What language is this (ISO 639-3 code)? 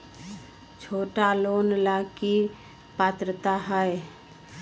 mag